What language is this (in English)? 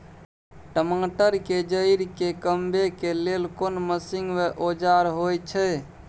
Maithili